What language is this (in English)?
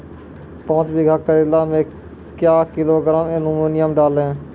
Maithili